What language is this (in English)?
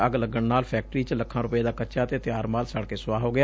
Punjabi